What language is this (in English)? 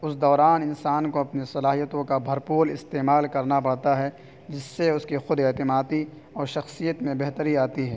Urdu